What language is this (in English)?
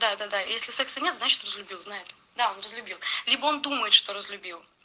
Russian